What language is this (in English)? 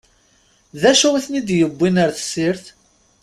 Kabyle